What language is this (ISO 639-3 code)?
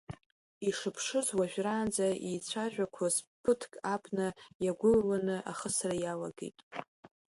abk